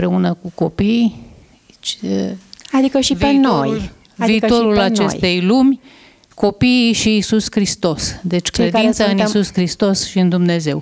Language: Romanian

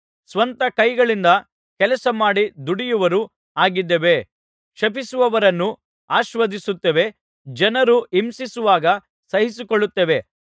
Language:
Kannada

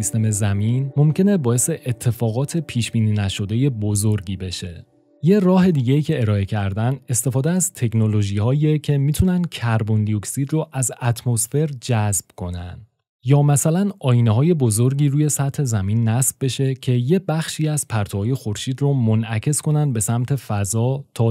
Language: Persian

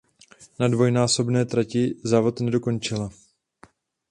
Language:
Czech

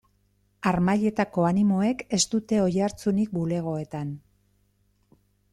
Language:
Basque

